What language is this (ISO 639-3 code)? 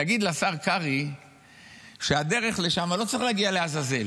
heb